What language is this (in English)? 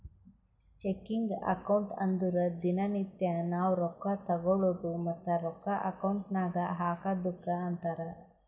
Kannada